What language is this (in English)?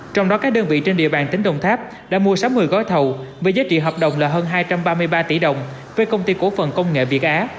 Vietnamese